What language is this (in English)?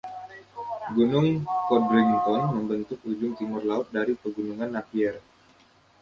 Indonesian